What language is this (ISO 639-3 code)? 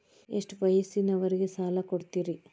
kan